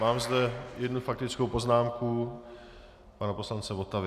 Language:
Czech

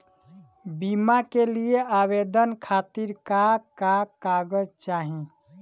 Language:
Bhojpuri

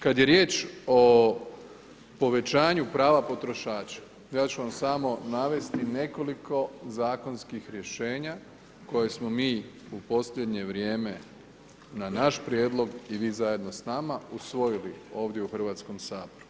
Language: Croatian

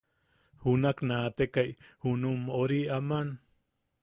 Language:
Yaqui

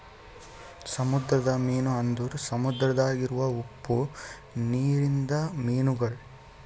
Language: Kannada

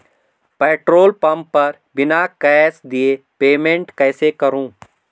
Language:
Hindi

